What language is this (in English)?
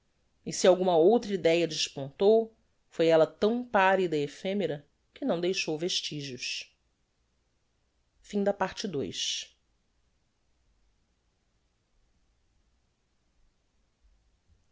Portuguese